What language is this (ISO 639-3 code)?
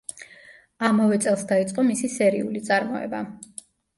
kat